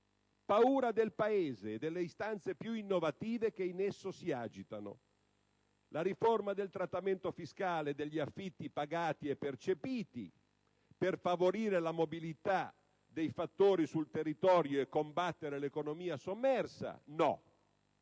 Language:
Italian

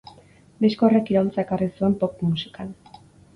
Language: Basque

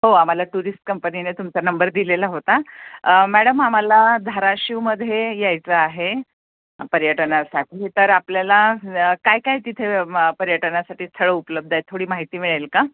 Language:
Marathi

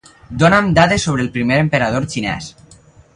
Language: Catalan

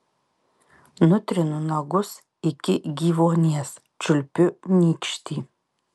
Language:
Lithuanian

